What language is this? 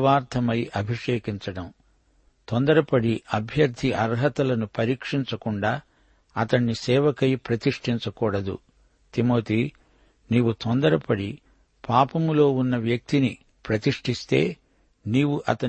Telugu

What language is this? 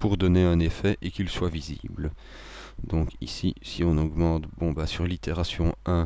French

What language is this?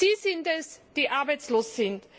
German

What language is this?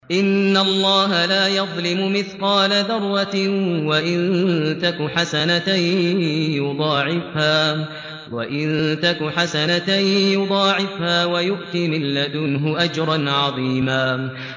Arabic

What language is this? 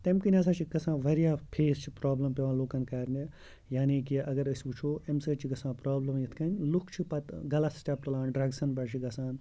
Kashmiri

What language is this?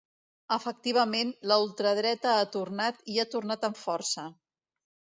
Catalan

